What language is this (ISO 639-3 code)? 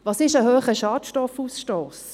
gsw